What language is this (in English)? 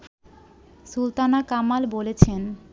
Bangla